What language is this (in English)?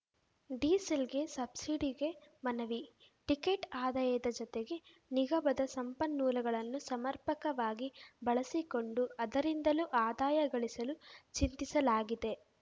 Kannada